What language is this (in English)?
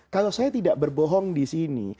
Indonesian